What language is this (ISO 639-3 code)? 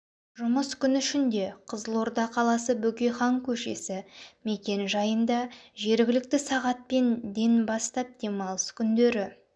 kaz